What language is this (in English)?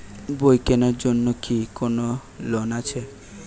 Bangla